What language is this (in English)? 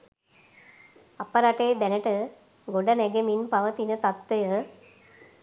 Sinhala